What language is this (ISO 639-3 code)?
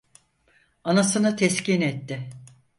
tur